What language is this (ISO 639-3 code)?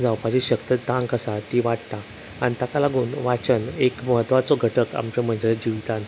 kok